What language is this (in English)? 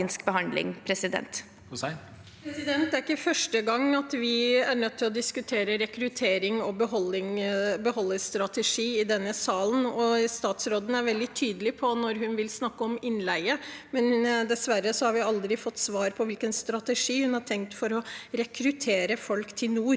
Norwegian